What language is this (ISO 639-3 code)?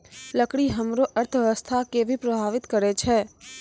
mai